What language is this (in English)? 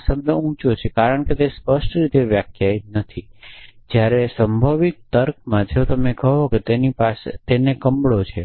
Gujarati